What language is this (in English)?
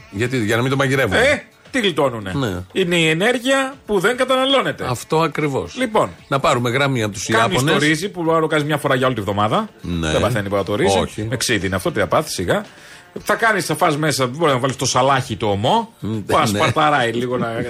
Greek